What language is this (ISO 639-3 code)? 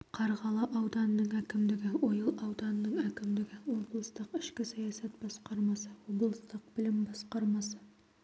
kaz